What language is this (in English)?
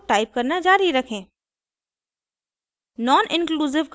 Hindi